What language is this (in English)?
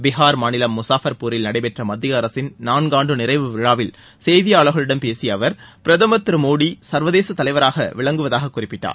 Tamil